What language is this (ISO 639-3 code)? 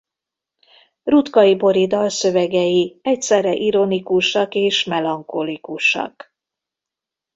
hun